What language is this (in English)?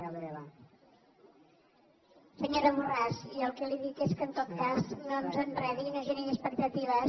Catalan